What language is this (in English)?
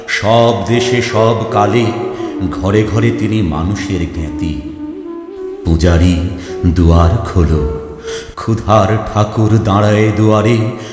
Bangla